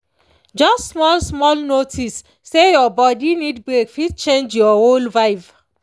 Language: Nigerian Pidgin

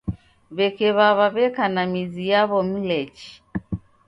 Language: Taita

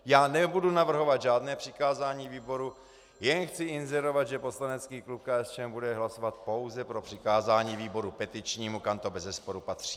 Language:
Czech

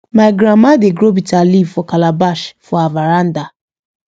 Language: Nigerian Pidgin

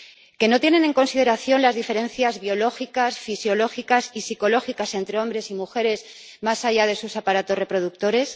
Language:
Spanish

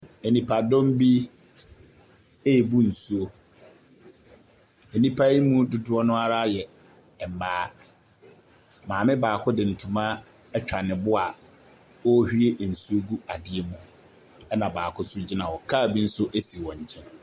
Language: Akan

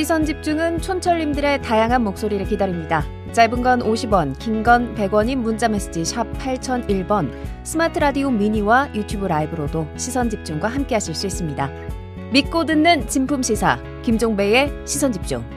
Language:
Korean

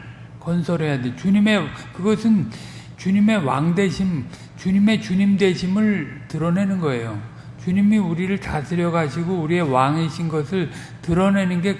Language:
Korean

